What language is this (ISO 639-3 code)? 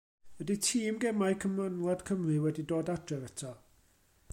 cym